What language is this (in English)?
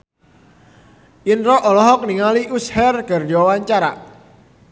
Sundanese